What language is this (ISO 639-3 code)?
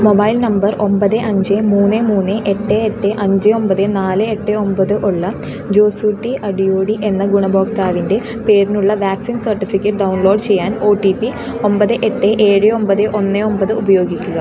mal